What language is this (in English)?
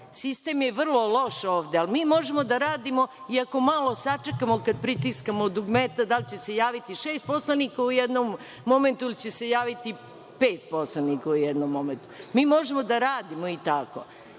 Serbian